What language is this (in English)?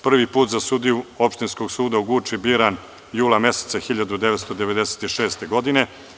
Serbian